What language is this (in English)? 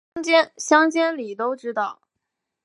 Chinese